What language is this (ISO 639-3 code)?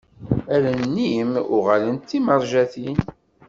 kab